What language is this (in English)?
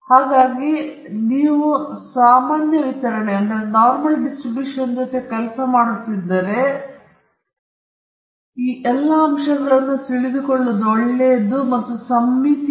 Kannada